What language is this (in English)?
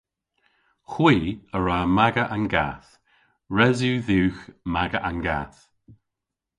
Cornish